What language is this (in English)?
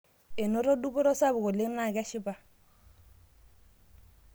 Masai